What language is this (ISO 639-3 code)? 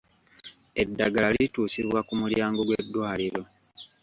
lug